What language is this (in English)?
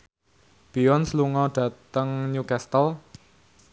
Javanese